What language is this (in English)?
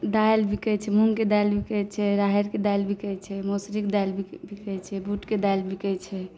Maithili